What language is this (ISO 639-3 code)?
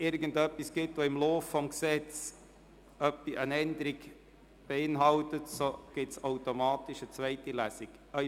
gsw